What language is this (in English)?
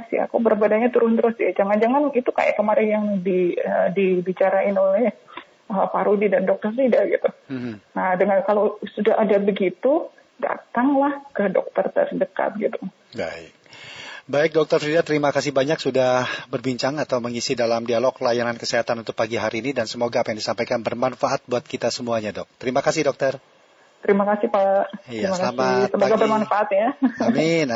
Indonesian